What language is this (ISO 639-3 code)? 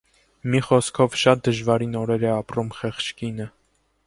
hye